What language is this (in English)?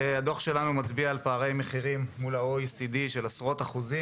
Hebrew